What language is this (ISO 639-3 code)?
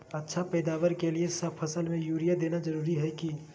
mag